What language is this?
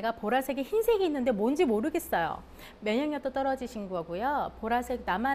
Korean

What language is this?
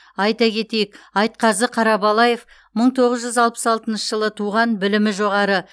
Kazakh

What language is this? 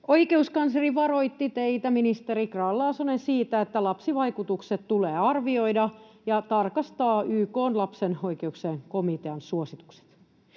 Finnish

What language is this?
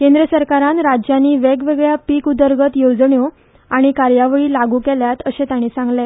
Konkani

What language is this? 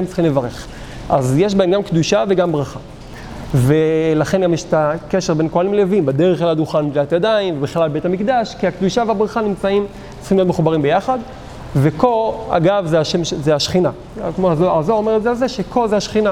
Hebrew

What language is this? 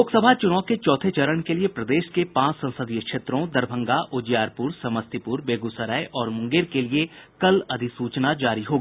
Hindi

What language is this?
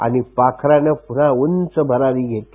Marathi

